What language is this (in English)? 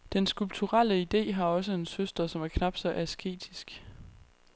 Danish